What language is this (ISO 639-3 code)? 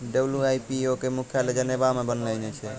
mai